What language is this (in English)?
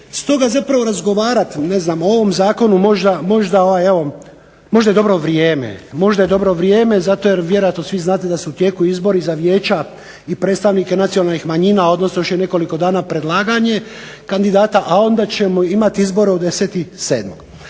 Croatian